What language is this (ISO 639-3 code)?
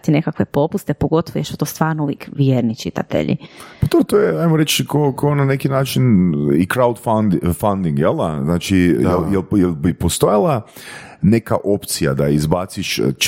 hrv